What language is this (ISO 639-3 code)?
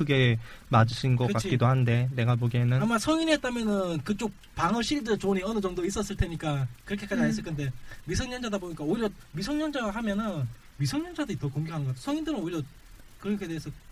kor